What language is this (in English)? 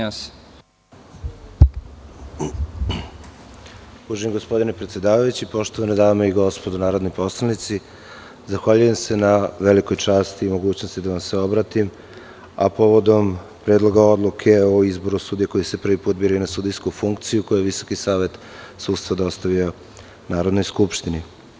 Serbian